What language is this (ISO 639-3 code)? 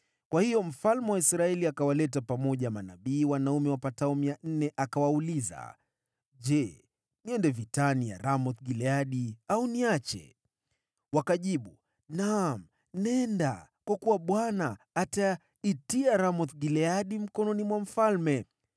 swa